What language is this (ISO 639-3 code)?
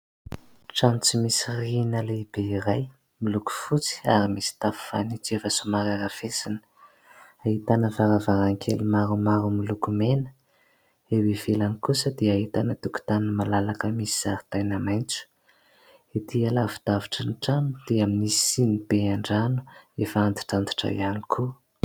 mlg